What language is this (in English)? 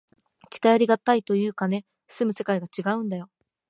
Japanese